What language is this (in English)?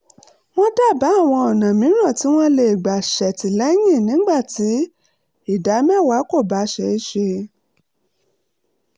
Yoruba